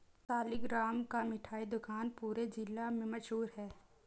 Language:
Hindi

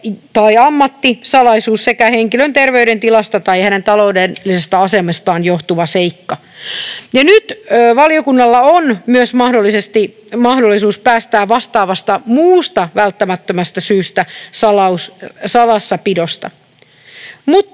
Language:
Finnish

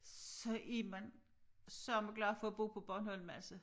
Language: Danish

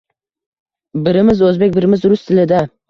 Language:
Uzbek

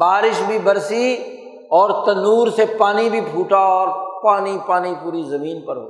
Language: Urdu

